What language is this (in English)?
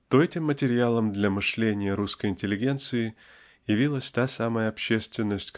Russian